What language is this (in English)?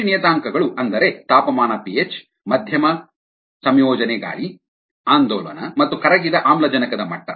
Kannada